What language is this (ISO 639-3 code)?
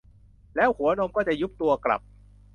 tha